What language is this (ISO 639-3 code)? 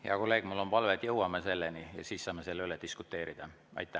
est